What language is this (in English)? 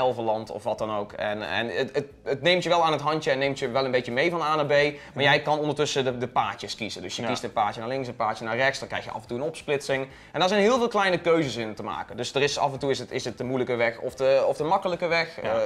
Dutch